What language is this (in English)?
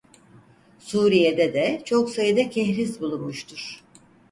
Turkish